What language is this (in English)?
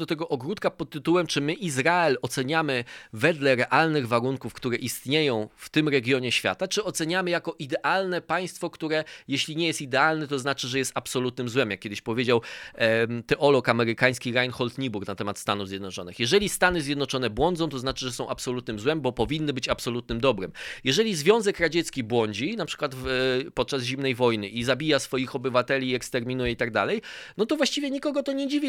Polish